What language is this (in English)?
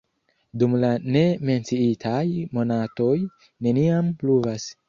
Esperanto